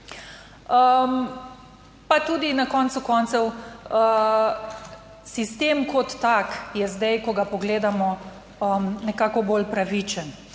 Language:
Slovenian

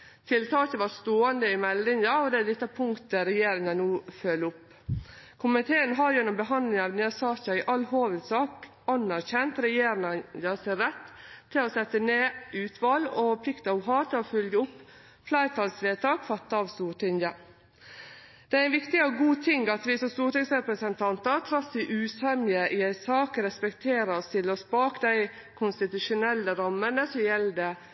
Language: Norwegian Nynorsk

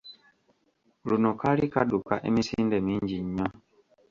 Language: Ganda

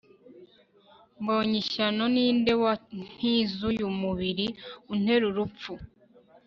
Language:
Kinyarwanda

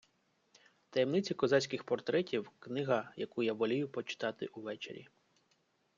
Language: Ukrainian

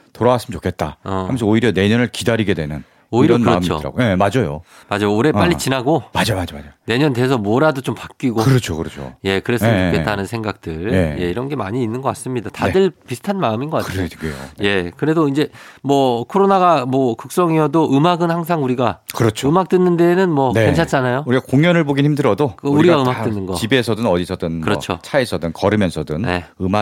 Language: Korean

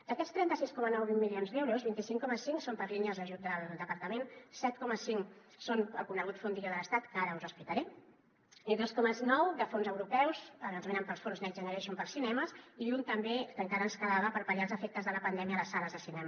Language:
Catalan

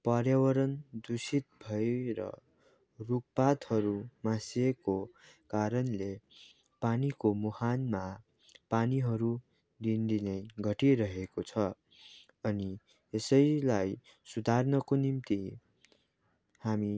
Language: Nepali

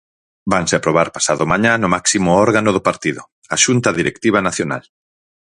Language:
Galician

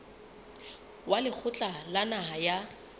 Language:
Southern Sotho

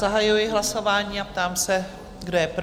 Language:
Czech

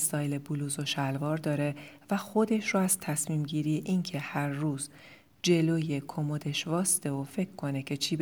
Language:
Persian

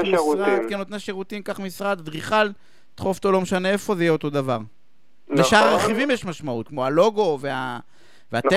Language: Hebrew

